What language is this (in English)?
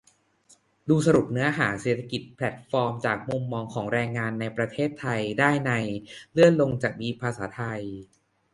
Thai